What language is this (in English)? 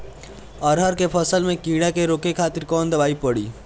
Bhojpuri